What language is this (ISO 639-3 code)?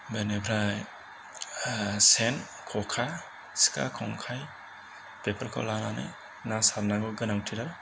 brx